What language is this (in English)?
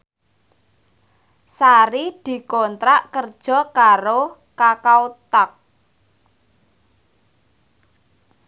Javanese